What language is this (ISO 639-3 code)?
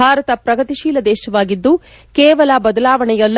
kan